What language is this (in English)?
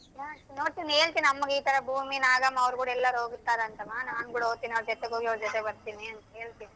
Kannada